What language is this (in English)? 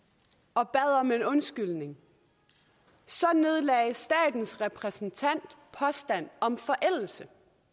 Danish